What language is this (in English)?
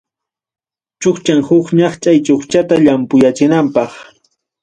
Ayacucho Quechua